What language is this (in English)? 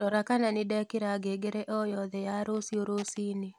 Kikuyu